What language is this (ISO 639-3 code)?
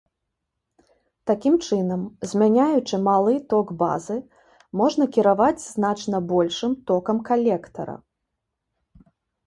bel